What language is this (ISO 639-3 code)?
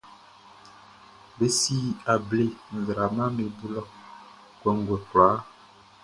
bci